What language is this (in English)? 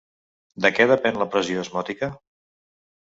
Catalan